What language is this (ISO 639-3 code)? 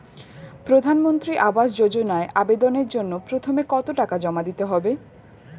ben